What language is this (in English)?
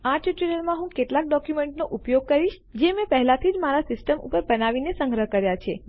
Gujarati